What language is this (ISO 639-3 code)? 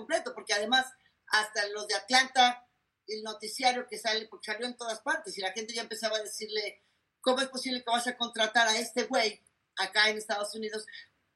spa